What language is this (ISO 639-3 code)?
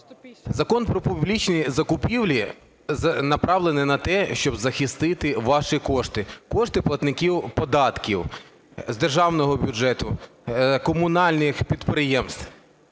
ukr